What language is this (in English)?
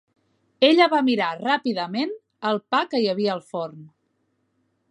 Catalan